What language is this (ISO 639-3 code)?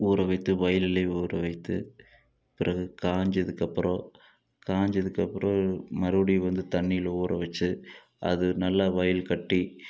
tam